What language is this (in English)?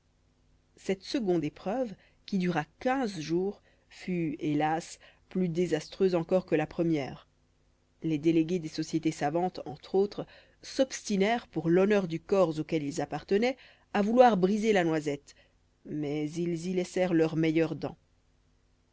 French